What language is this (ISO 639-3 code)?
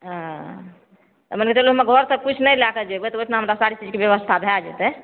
mai